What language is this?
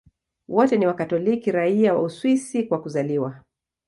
Swahili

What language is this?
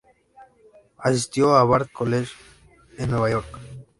Spanish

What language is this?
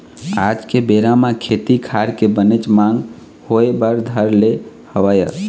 Chhattisgarhi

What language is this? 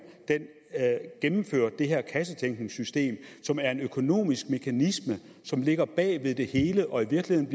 Danish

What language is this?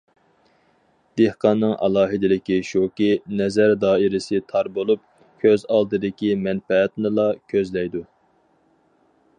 Uyghur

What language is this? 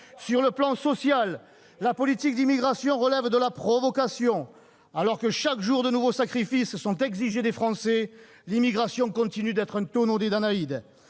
French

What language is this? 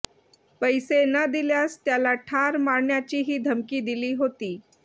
Marathi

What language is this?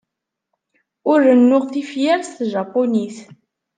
Kabyle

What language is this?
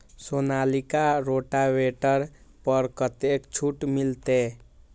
Maithili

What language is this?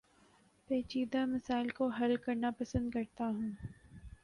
Urdu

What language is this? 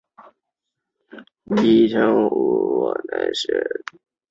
Chinese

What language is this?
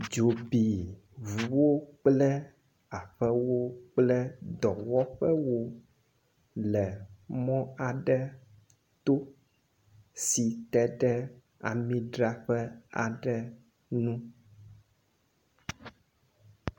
Ewe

